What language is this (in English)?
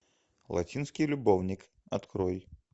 Russian